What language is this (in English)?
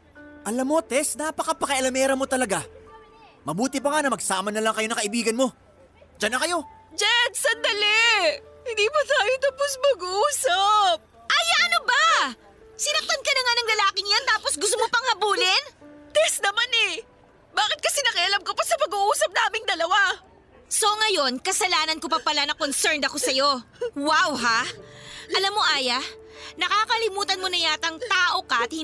Filipino